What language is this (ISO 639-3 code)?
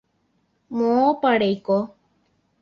grn